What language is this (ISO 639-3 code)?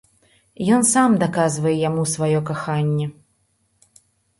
bel